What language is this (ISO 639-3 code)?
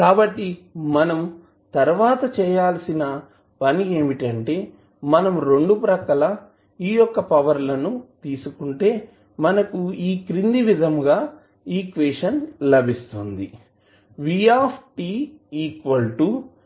tel